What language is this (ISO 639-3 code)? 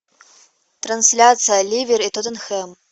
rus